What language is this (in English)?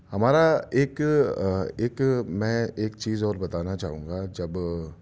Urdu